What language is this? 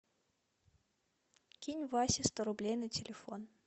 Russian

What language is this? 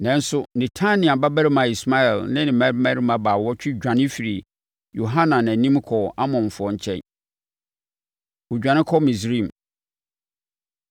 Akan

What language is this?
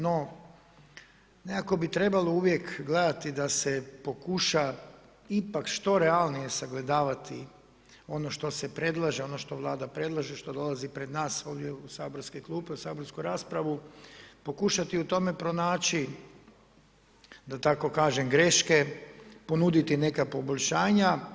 Croatian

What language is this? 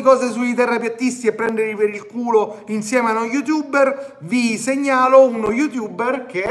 Italian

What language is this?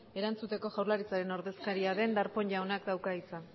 Basque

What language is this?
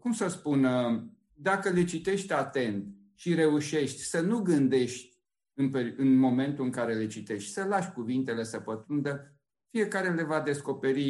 Romanian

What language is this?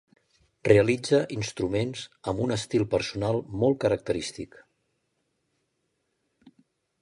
Catalan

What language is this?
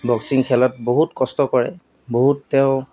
Assamese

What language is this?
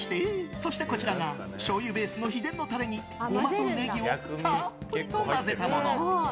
Japanese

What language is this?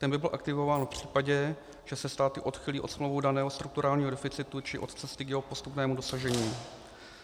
Czech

